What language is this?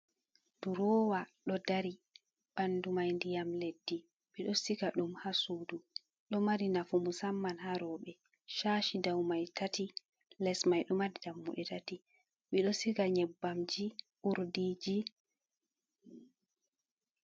Fula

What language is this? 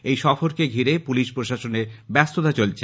Bangla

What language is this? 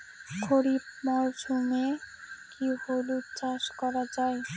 Bangla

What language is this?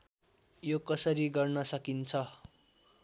Nepali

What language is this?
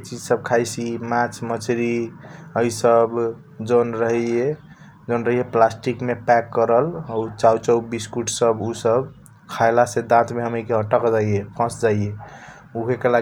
Kochila Tharu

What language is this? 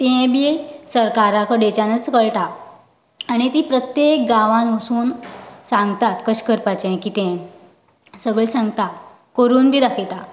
Konkani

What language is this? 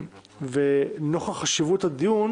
Hebrew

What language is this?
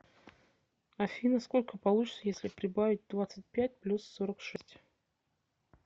Russian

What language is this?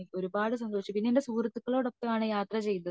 Malayalam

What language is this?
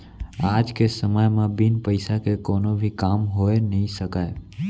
Chhattisgarhi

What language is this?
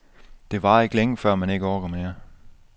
Danish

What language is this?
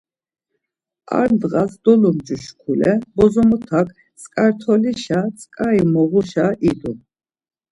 Laz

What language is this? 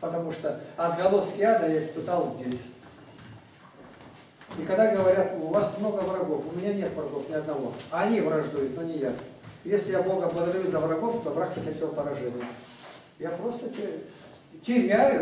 Russian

